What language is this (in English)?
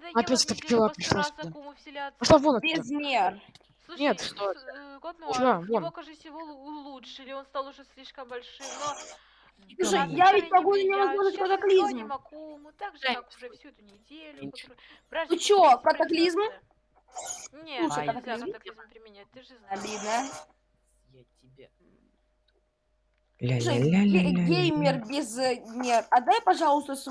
Russian